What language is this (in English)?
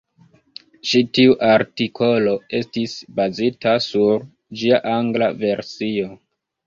Esperanto